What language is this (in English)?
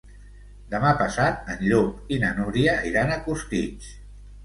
Catalan